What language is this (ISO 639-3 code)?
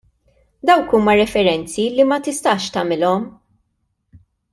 mlt